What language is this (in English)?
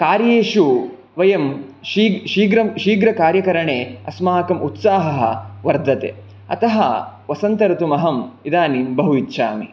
Sanskrit